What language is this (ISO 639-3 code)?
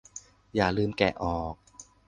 tha